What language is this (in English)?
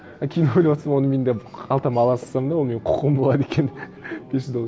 Kazakh